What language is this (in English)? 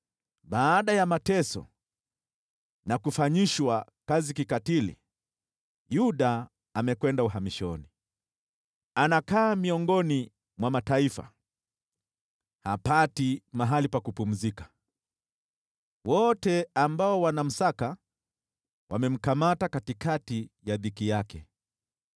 Swahili